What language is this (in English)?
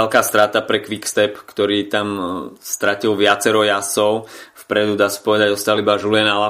Slovak